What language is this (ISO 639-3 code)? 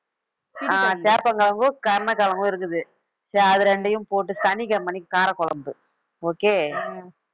tam